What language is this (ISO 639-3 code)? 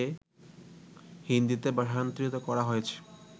ben